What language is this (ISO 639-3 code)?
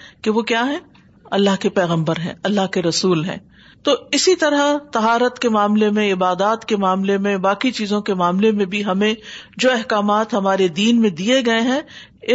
urd